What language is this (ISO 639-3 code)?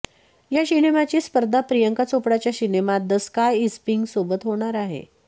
mar